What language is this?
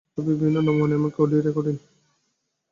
Bangla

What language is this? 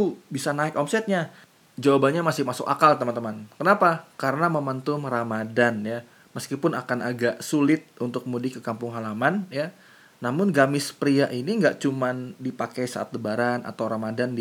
Indonesian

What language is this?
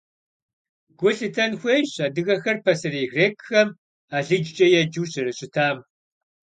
Kabardian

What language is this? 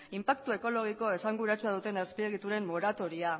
Basque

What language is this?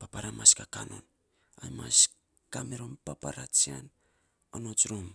Saposa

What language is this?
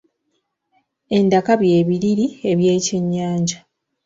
Ganda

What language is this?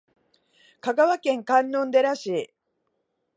Japanese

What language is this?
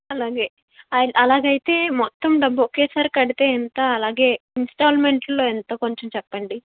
Telugu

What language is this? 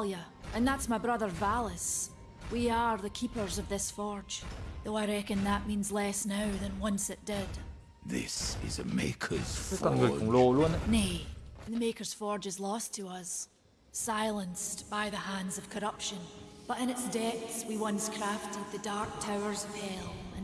Vietnamese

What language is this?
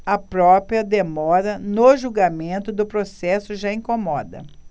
Portuguese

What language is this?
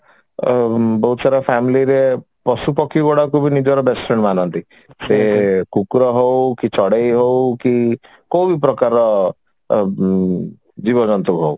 Odia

